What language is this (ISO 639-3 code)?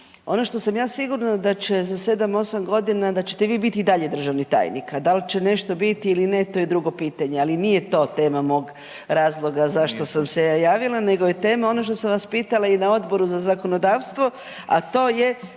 hrv